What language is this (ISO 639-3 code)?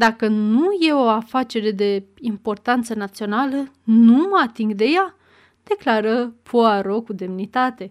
ron